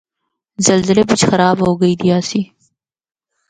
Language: Northern Hindko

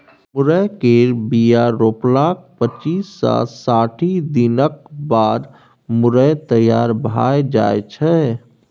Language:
Maithili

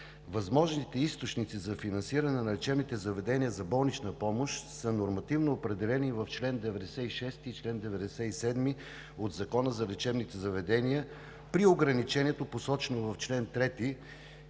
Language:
Bulgarian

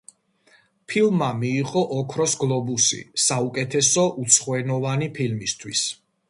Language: Georgian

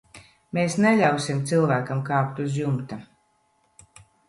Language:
Latvian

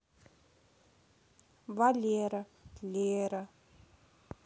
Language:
Russian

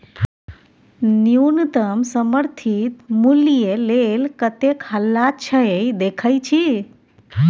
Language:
Maithili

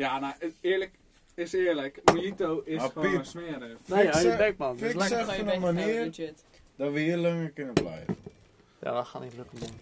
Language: Dutch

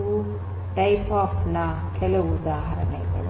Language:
Kannada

